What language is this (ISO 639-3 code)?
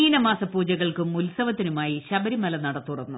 mal